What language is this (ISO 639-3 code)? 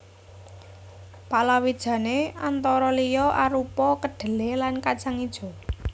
jav